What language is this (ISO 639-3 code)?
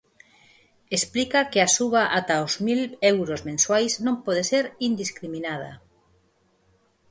glg